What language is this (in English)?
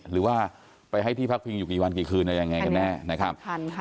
Thai